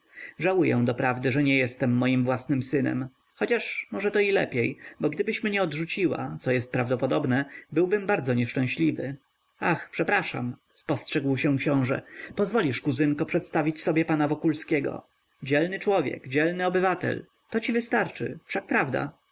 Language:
Polish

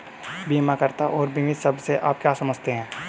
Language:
Hindi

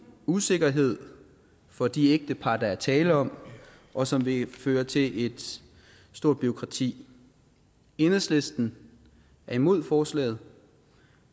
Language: Danish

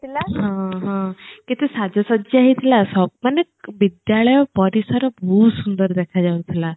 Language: Odia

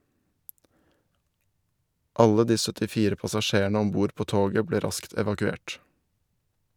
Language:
Norwegian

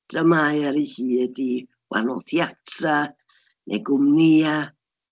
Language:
Welsh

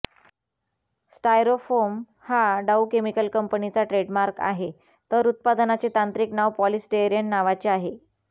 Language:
Marathi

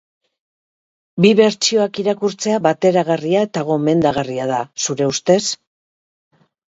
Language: Basque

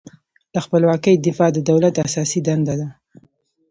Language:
Pashto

